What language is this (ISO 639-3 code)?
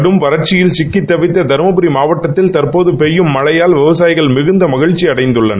tam